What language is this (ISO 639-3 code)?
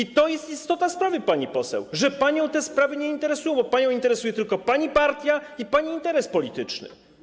pol